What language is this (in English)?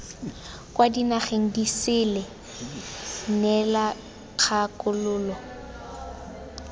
Tswana